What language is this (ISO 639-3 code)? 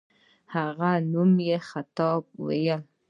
pus